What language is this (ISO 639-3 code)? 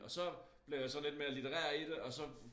dan